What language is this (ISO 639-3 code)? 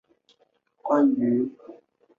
zho